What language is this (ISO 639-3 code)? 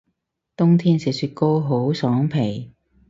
yue